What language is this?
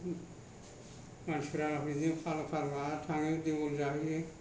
Bodo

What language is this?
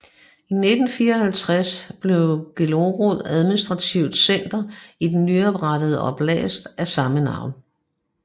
Danish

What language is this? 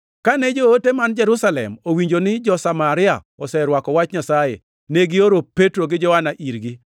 Luo (Kenya and Tanzania)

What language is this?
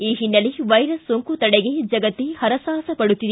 Kannada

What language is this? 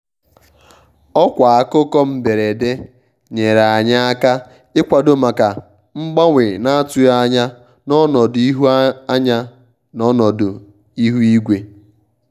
Igbo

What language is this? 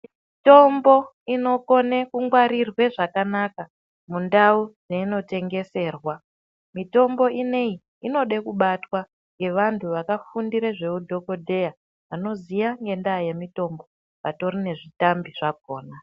Ndau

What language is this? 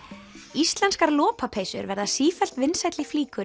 Icelandic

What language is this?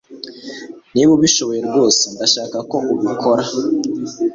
Kinyarwanda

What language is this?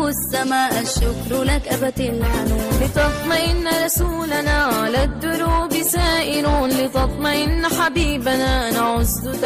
Arabic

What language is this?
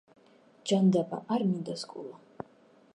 Georgian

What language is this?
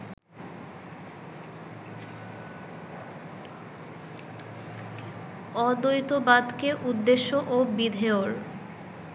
Bangla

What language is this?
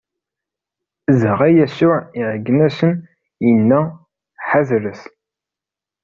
Kabyle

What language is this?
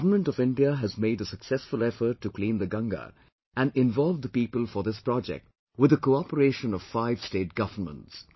English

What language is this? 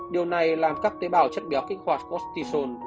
Vietnamese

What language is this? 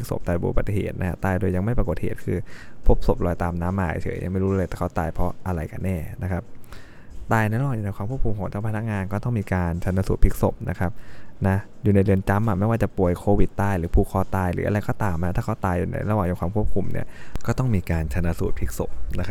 Thai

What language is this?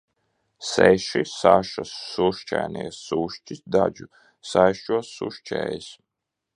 Latvian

